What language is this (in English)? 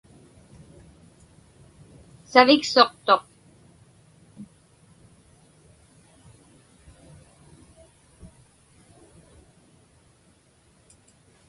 Inupiaq